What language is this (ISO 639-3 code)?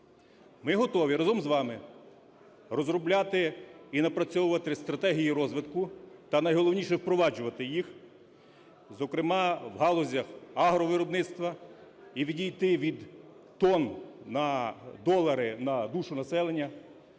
ukr